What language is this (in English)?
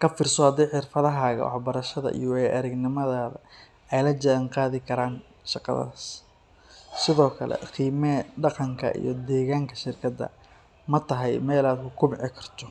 Somali